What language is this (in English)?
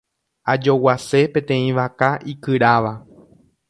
Guarani